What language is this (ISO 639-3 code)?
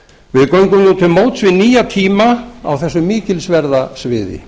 isl